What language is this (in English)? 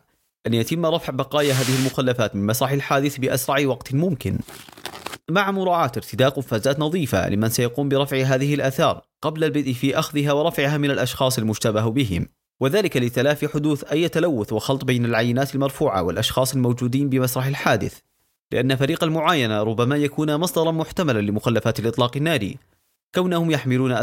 Arabic